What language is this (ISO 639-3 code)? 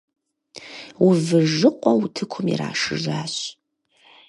kbd